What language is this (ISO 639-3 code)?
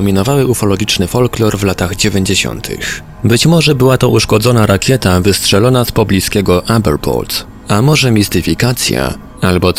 pol